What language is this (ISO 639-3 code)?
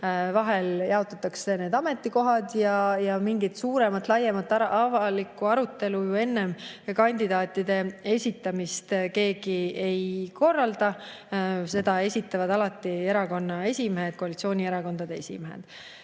est